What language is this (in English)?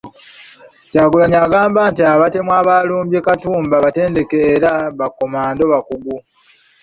Ganda